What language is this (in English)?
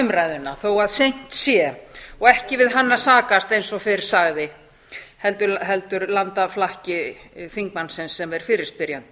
Icelandic